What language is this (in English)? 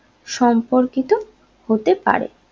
Bangla